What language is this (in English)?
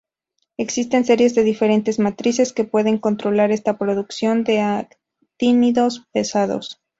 Spanish